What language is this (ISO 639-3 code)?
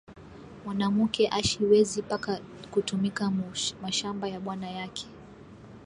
swa